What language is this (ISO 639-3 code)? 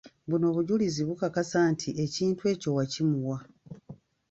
lug